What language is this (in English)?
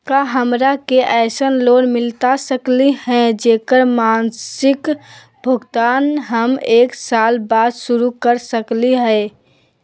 Magahi